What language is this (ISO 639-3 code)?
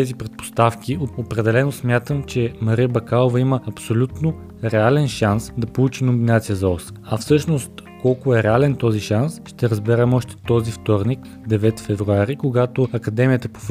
bul